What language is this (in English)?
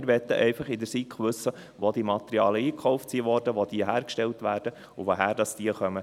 Swiss German